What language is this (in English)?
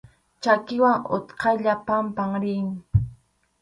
Arequipa-La Unión Quechua